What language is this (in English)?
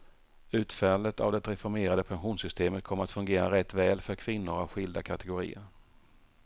Swedish